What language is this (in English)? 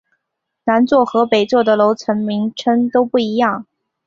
Chinese